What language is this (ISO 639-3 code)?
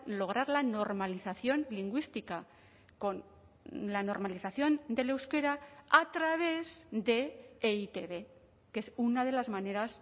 spa